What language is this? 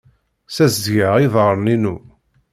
Kabyle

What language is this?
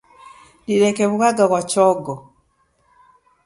Taita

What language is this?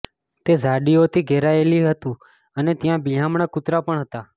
Gujarati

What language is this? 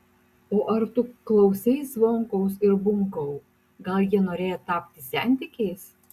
Lithuanian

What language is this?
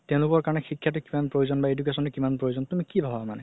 Assamese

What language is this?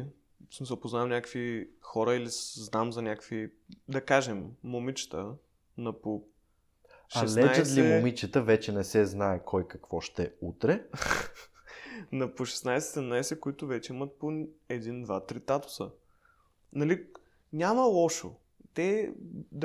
Bulgarian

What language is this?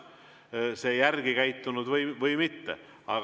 Estonian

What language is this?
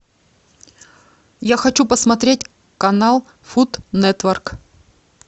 Russian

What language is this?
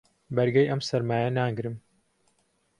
Central Kurdish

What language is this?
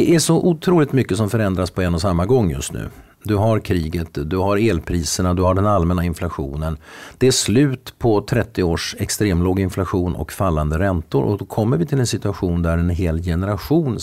Swedish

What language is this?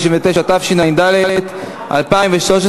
Hebrew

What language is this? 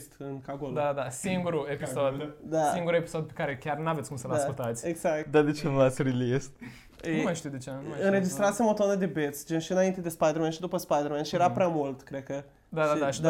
Romanian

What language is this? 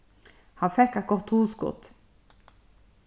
Faroese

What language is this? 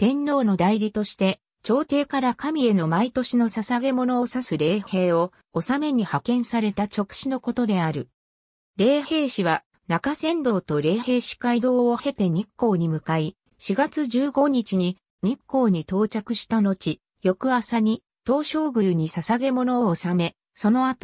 Japanese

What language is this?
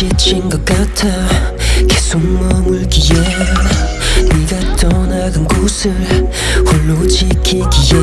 Korean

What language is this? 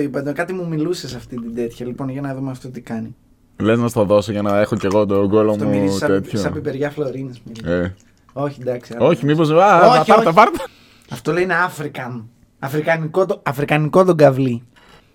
Greek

